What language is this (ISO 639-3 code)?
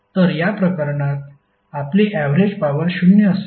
mar